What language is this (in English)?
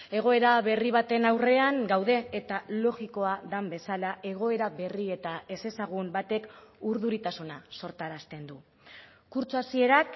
Basque